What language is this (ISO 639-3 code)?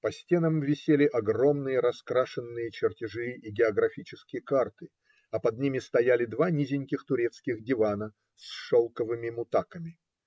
rus